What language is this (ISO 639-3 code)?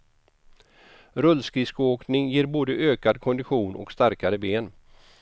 swe